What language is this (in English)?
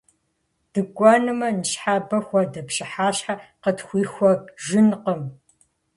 Kabardian